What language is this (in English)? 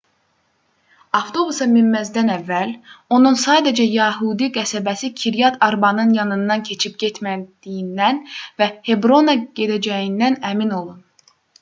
Azerbaijani